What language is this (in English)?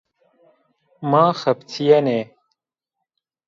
Zaza